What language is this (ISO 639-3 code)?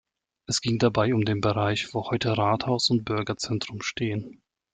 deu